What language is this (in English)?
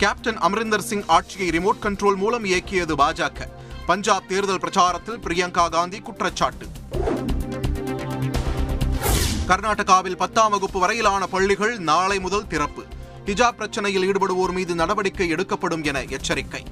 Tamil